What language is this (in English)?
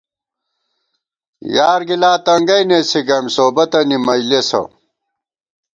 Gawar-Bati